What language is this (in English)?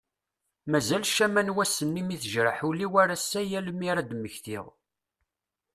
Kabyle